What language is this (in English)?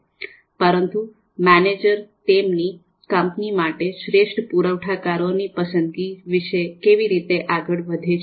Gujarati